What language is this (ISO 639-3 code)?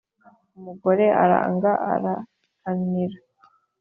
kin